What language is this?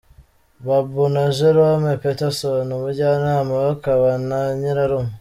Kinyarwanda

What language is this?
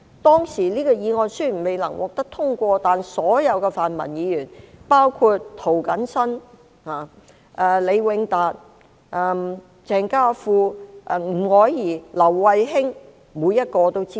Cantonese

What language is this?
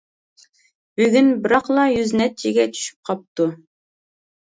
Uyghur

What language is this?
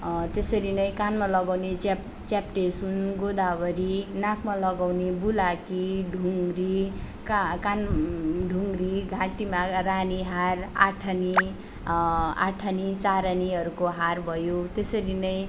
Nepali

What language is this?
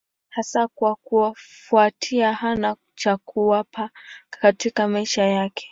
Swahili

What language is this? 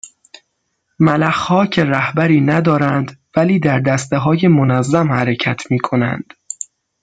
Persian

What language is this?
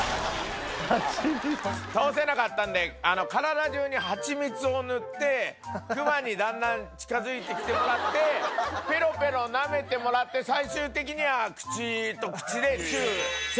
Japanese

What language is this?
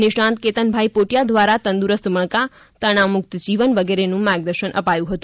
Gujarati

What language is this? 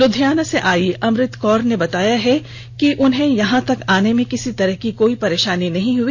Hindi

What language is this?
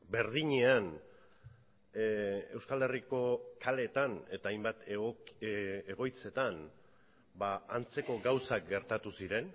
Basque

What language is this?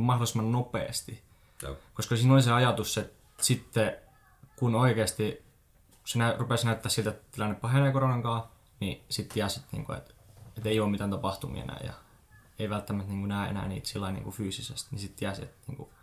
Finnish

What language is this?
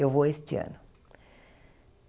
Portuguese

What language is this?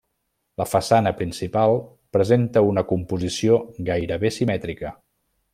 Catalan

